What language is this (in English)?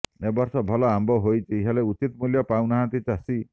Odia